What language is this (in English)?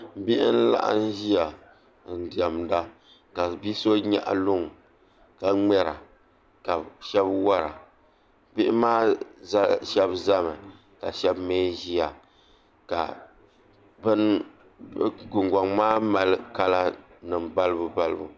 Dagbani